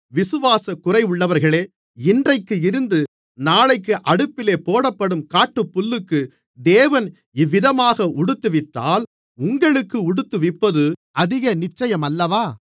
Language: Tamil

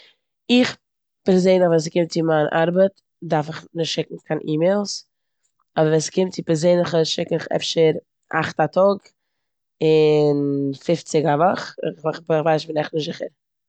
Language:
Yiddish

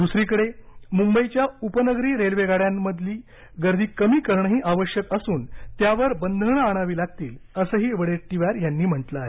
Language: Marathi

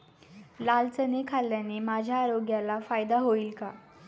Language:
Marathi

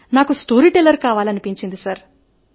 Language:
Telugu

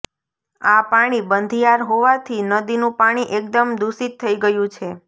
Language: Gujarati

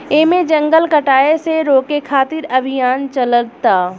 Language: Bhojpuri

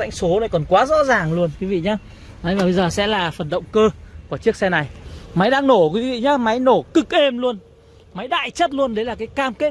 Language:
Vietnamese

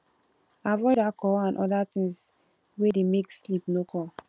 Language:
Nigerian Pidgin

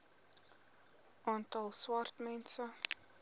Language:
Afrikaans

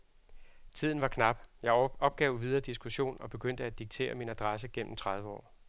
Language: Danish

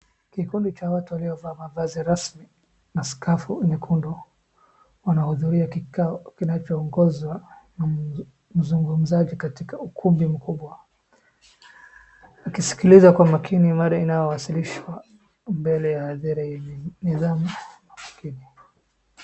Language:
Swahili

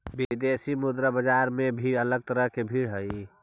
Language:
Magahi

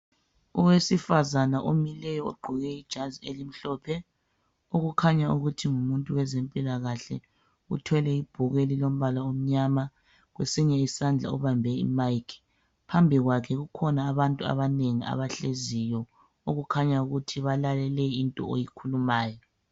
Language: North Ndebele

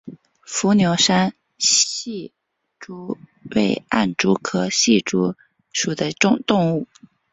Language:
Chinese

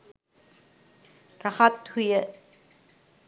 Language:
Sinhala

